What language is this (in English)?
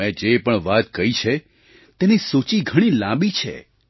Gujarati